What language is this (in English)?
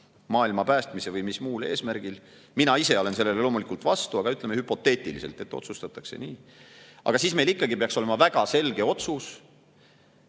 Estonian